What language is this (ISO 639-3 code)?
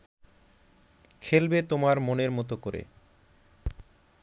ben